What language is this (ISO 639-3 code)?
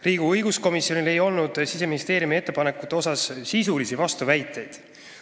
est